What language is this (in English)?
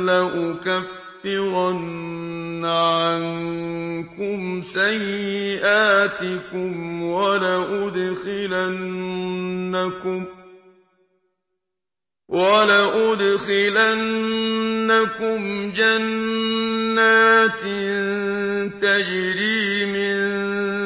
Arabic